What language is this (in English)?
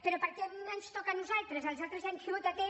Catalan